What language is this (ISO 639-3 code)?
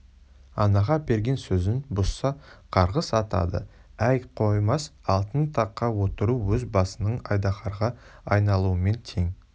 kaz